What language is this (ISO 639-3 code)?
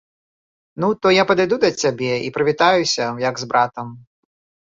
bel